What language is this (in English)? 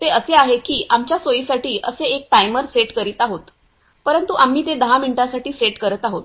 Marathi